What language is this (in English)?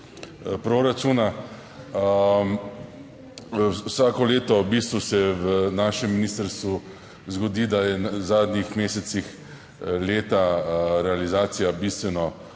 Slovenian